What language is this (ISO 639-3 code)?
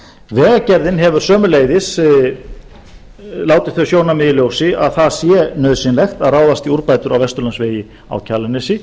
isl